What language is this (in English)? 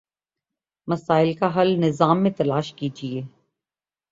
Urdu